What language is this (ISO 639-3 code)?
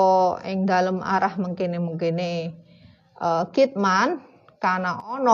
ind